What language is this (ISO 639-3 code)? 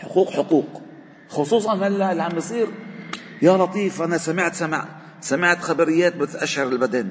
ara